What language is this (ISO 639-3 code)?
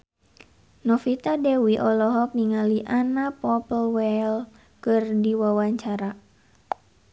sun